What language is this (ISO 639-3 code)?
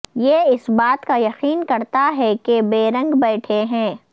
urd